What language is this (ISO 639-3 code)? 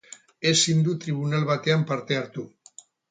eus